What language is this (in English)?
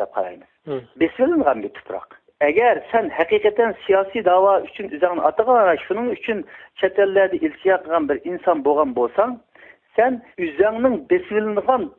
Turkish